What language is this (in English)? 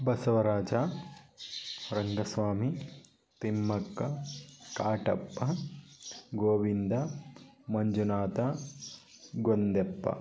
Kannada